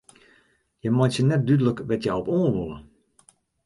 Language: Western Frisian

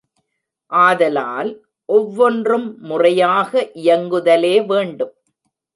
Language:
Tamil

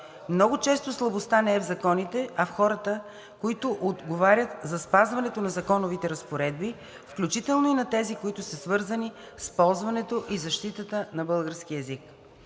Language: Bulgarian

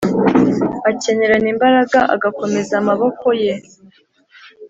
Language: Kinyarwanda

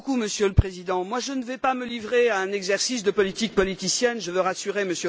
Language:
French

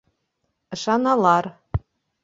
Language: Bashkir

